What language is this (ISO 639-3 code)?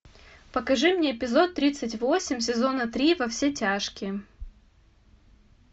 rus